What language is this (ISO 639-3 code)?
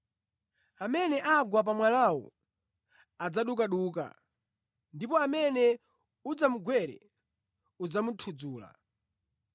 nya